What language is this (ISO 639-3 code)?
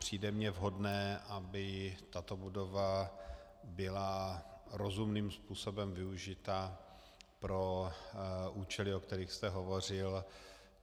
ces